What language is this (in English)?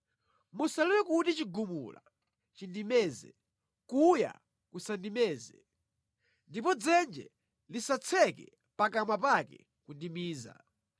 Nyanja